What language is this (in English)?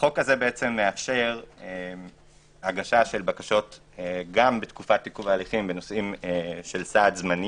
Hebrew